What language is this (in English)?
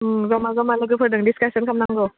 Bodo